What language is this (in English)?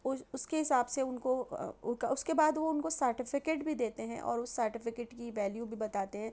Urdu